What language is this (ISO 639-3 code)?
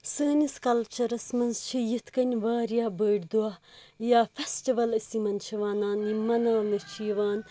kas